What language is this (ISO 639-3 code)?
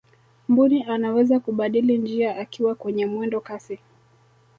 swa